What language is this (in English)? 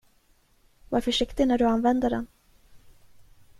Swedish